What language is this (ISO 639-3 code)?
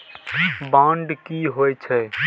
mai